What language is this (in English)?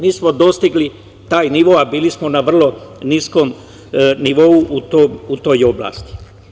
Serbian